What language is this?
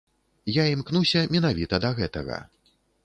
Belarusian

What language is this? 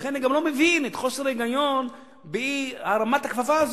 Hebrew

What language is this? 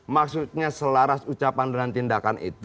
Indonesian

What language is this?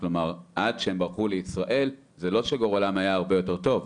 Hebrew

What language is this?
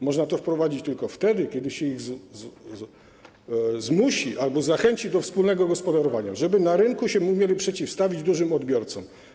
Polish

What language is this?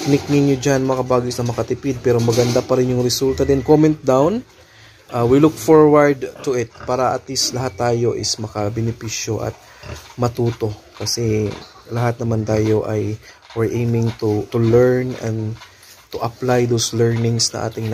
Filipino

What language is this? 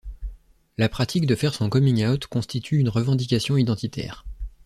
French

